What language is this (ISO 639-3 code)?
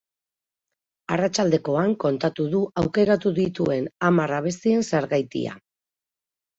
eus